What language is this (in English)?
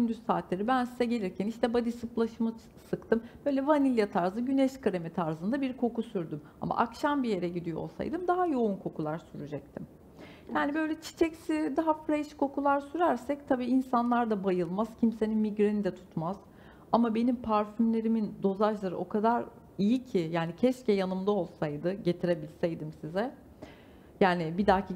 Turkish